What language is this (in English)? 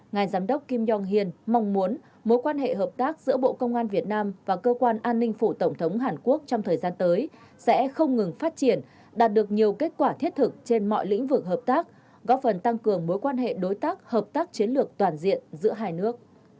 Vietnamese